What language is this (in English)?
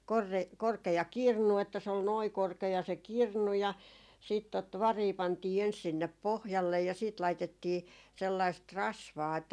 Finnish